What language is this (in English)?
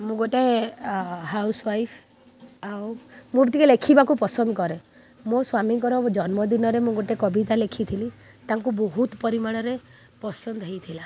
Odia